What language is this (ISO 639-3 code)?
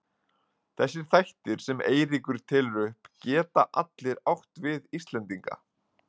isl